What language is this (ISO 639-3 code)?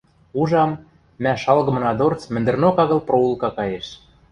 mrj